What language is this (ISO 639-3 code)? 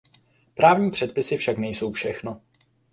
ces